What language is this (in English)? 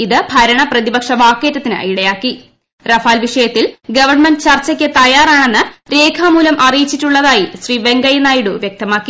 Malayalam